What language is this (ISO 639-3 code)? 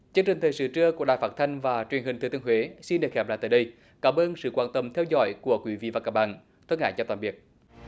vie